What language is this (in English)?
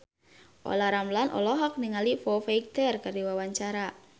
Sundanese